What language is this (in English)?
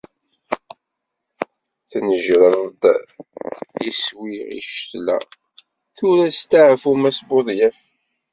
Kabyle